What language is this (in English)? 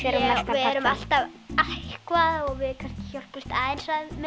Icelandic